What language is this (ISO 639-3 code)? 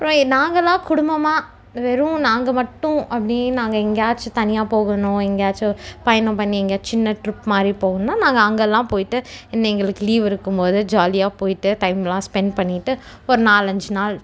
tam